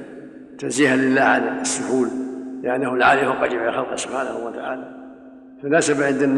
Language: Arabic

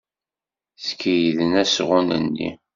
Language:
Kabyle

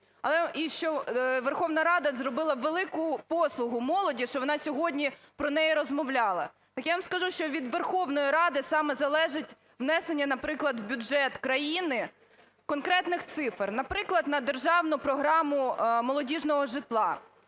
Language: Ukrainian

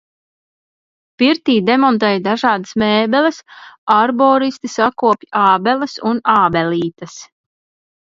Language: Latvian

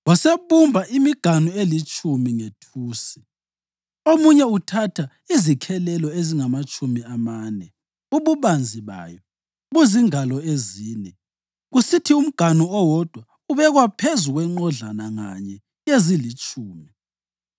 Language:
North Ndebele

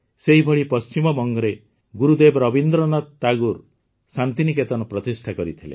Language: Odia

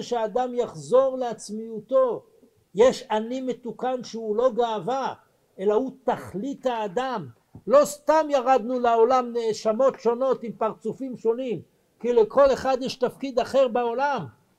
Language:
Hebrew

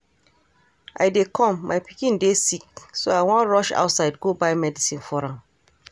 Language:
Nigerian Pidgin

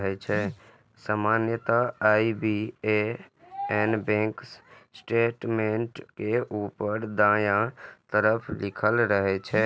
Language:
Maithili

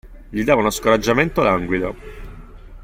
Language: Italian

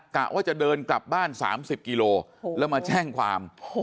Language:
Thai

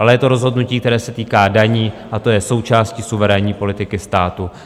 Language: Czech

